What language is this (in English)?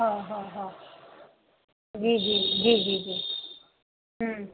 Sindhi